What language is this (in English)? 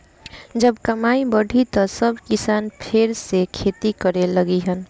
Bhojpuri